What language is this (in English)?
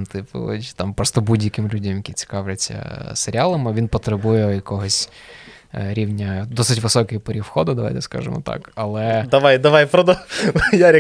Ukrainian